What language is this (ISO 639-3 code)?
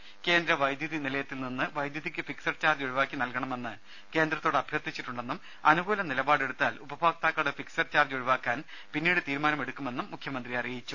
mal